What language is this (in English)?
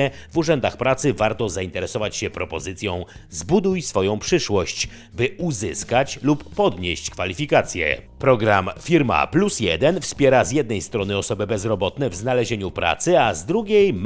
Polish